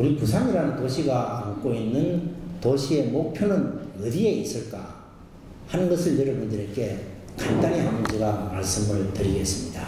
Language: Korean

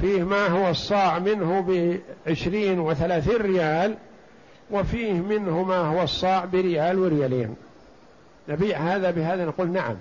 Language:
Arabic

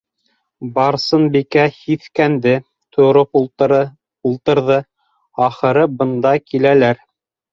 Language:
Bashkir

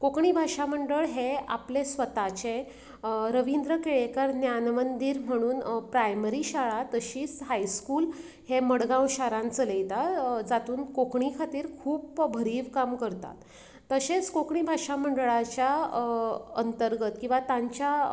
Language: Konkani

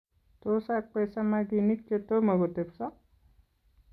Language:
Kalenjin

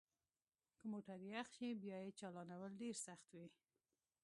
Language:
Pashto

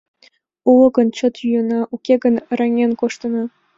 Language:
Mari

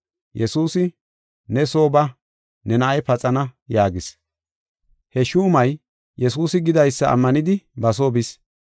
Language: Gofa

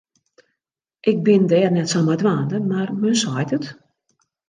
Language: Western Frisian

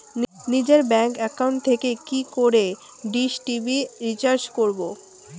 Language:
Bangla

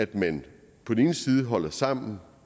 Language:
Danish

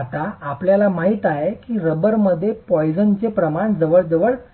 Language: Marathi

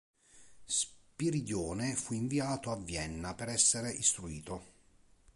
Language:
Italian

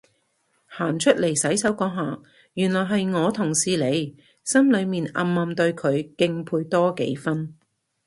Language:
Cantonese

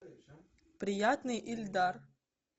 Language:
Russian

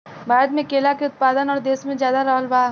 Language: Bhojpuri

